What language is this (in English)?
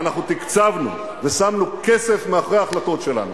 Hebrew